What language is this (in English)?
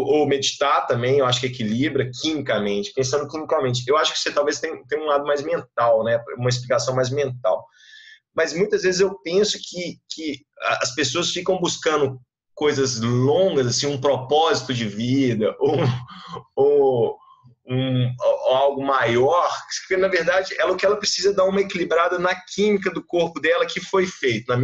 Portuguese